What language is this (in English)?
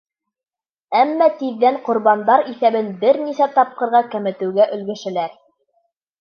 Bashkir